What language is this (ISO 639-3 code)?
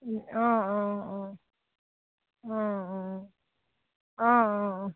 asm